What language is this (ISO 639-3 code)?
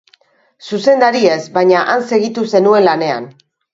eus